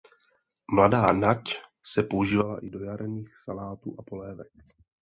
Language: Czech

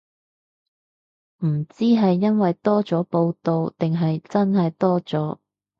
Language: Cantonese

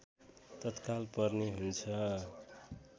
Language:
Nepali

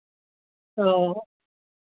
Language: Dogri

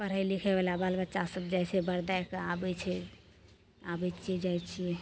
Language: Maithili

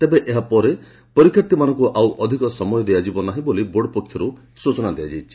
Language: Odia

